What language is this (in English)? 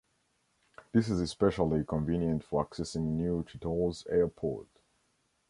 English